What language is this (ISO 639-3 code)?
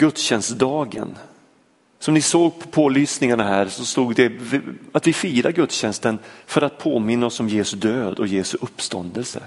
swe